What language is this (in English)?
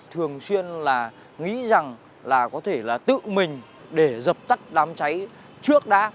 Vietnamese